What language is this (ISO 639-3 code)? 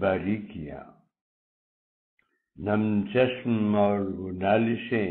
urd